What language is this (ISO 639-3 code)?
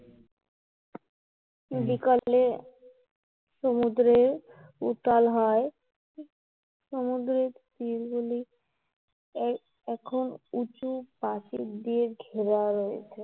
ben